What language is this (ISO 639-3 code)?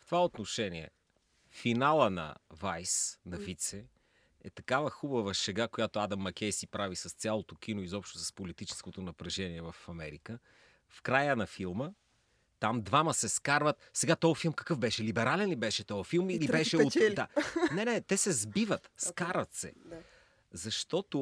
bul